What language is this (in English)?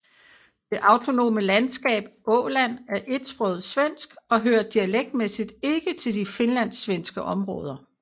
Danish